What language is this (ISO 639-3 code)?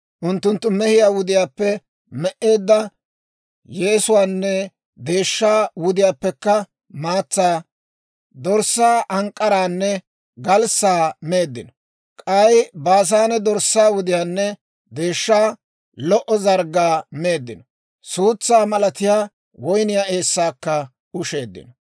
dwr